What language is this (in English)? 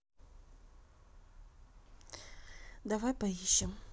Russian